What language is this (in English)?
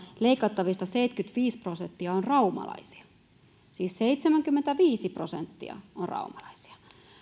Finnish